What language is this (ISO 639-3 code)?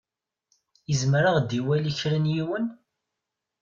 kab